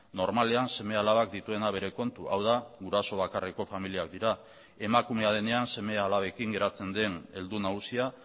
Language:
Basque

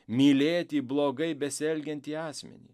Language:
Lithuanian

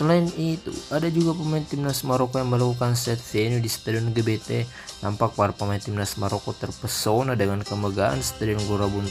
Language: Indonesian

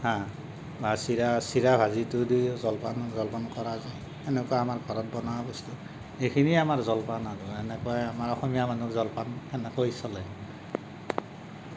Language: Assamese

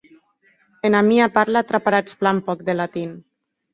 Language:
Occitan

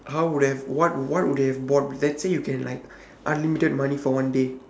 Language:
English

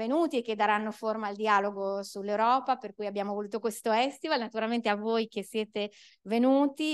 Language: Italian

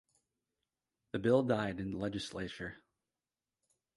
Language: English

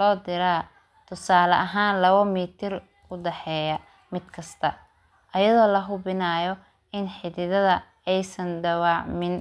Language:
Somali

